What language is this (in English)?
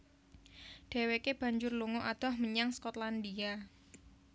Javanese